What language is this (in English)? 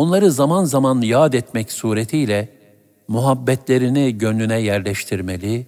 Turkish